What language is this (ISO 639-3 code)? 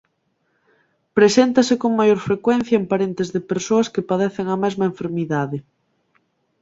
glg